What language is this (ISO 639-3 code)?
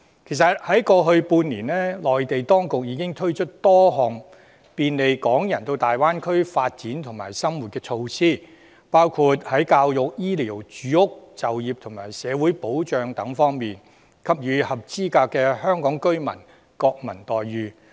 yue